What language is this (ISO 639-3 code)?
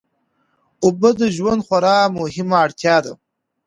pus